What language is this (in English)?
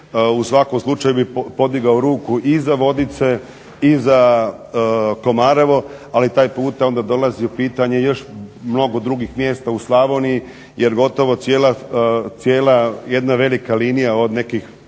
Croatian